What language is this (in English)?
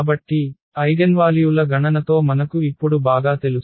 Telugu